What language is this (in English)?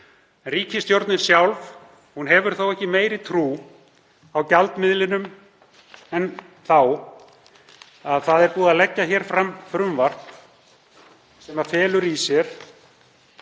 Icelandic